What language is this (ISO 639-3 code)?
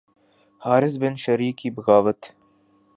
urd